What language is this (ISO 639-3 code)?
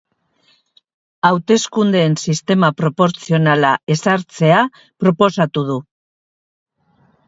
eus